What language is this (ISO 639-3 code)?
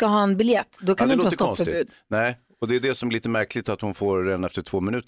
swe